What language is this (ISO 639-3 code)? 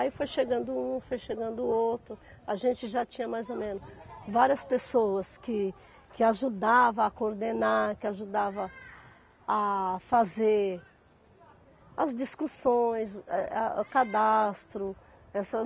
por